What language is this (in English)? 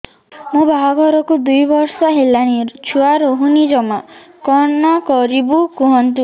Odia